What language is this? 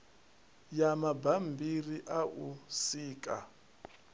Venda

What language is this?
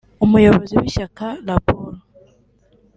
Kinyarwanda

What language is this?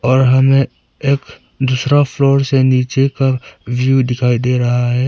Hindi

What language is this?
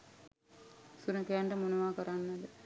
Sinhala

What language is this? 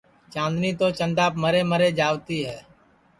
Sansi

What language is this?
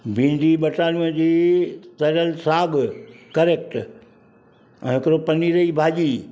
Sindhi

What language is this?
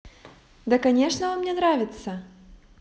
Russian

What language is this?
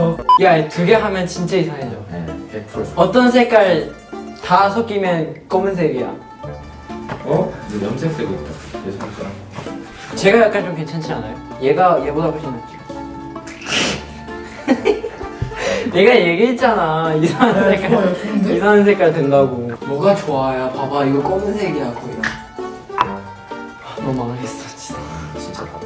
Korean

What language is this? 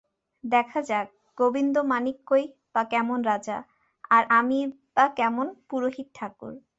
Bangla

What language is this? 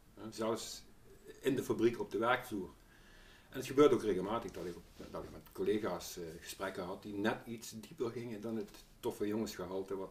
Dutch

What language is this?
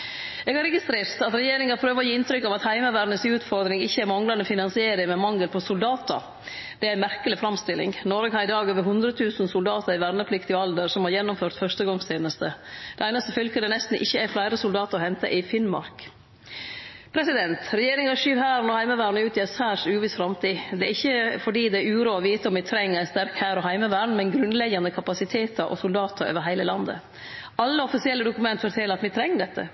Norwegian Nynorsk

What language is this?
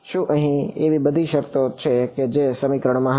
Gujarati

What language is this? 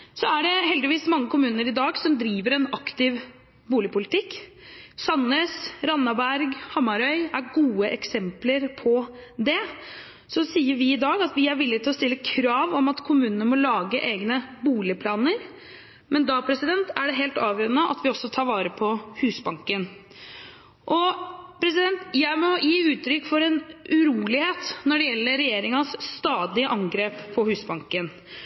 Norwegian Bokmål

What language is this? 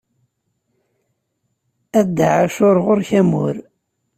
Kabyle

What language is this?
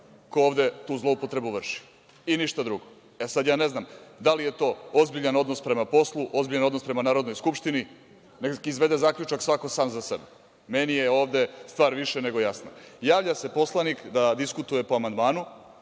Serbian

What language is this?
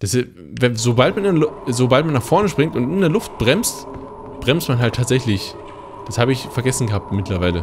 German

